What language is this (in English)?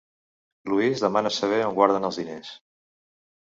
Catalan